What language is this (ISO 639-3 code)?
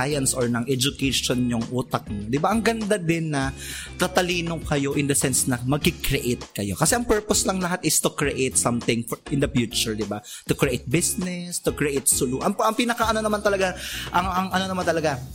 fil